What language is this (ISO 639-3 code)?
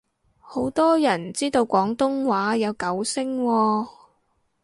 yue